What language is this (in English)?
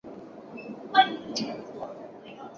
Chinese